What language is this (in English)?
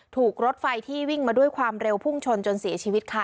Thai